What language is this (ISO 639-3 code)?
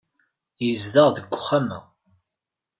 kab